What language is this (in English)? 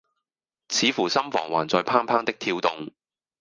Cantonese